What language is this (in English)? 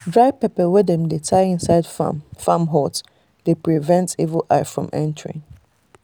Nigerian Pidgin